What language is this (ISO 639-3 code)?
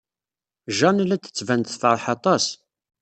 kab